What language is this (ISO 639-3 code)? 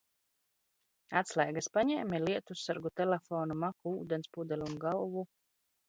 lav